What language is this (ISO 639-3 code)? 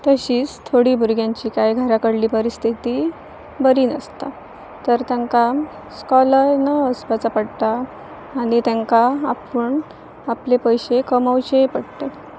kok